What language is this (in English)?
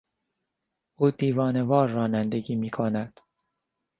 Persian